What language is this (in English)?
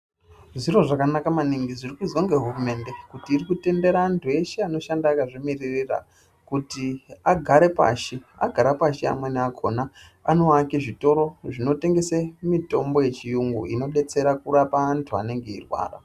Ndau